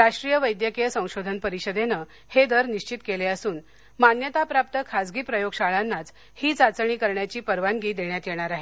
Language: Marathi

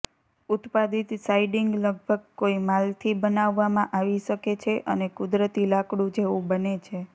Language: Gujarati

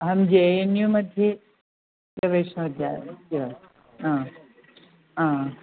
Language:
Sanskrit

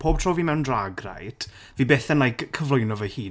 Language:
Welsh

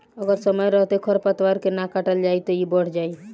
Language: Bhojpuri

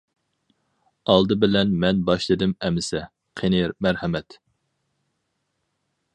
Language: Uyghur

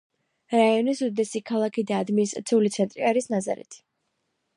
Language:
Georgian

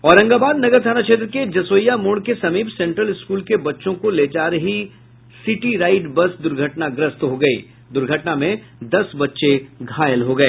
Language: Hindi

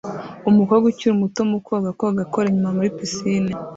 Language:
Kinyarwanda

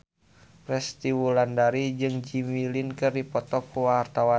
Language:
Sundanese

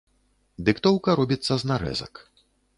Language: Belarusian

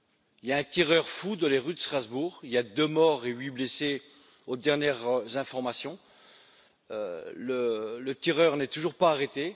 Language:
French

